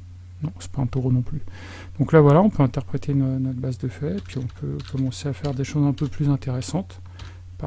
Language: French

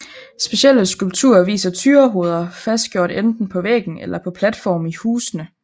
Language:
Danish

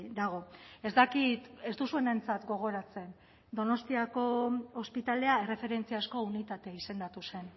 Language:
Basque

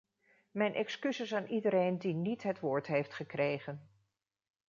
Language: Dutch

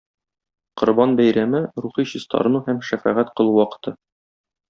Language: Tatar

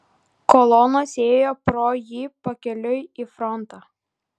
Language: Lithuanian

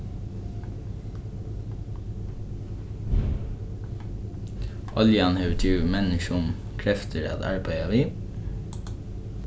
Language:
Faroese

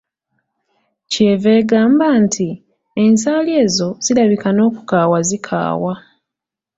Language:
Ganda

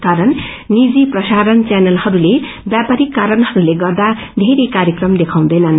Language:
Nepali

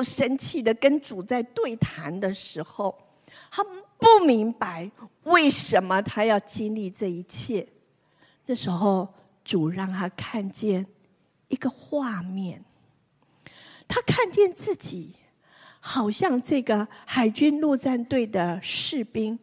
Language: Chinese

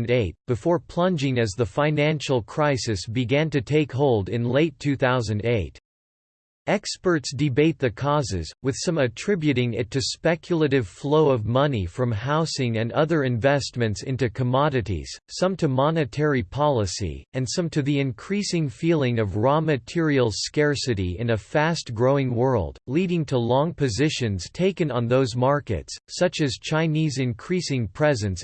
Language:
English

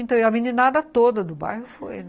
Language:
Portuguese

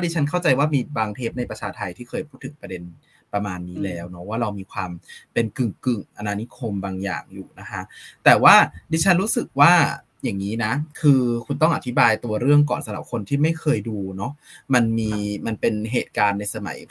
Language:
Thai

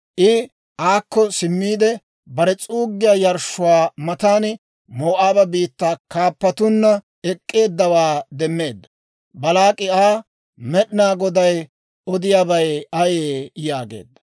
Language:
Dawro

